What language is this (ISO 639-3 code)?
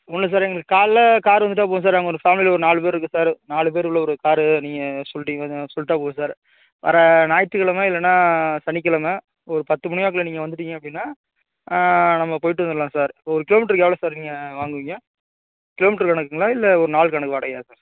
tam